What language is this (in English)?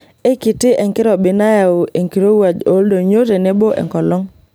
Masai